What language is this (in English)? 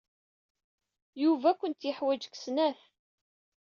Kabyle